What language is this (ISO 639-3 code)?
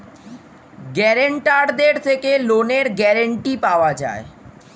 ben